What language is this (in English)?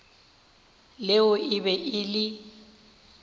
Northern Sotho